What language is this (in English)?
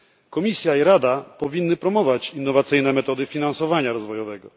Polish